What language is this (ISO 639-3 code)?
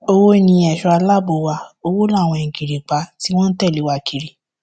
yor